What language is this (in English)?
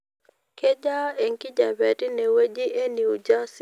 Masai